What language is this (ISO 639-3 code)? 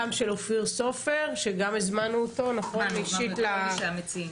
heb